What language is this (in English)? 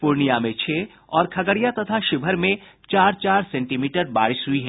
Hindi